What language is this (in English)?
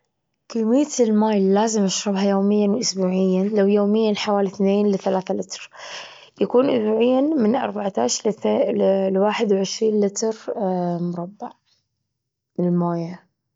Gulf Arabic